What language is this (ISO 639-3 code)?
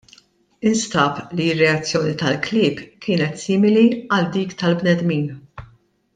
mlt